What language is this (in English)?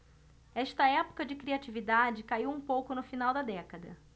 Portuguese